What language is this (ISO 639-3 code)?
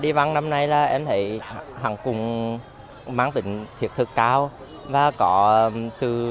vie